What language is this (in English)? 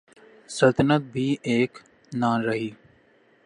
Urdu